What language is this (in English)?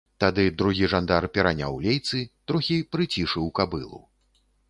Belarusian